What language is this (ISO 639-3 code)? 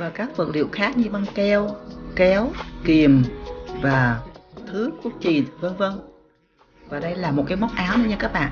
vie